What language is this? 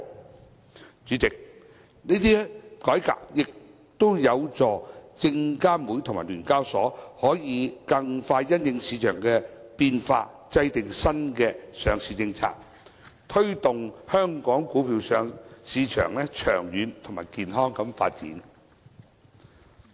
Cantonese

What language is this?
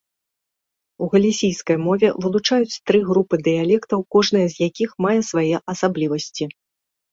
Belarusian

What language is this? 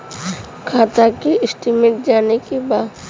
Bhojpuri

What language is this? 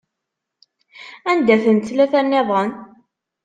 Kabyle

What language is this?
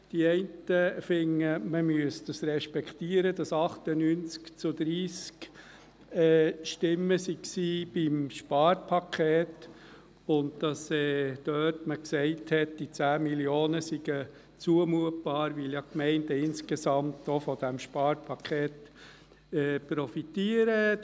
Swiss German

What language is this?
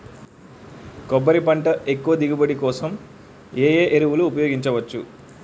Telugu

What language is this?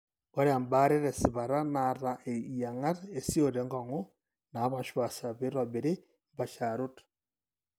Masai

